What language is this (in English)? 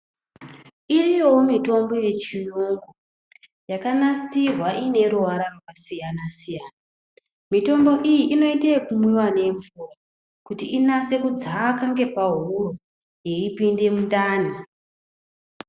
Ndau